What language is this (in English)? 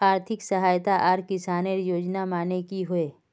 Magahi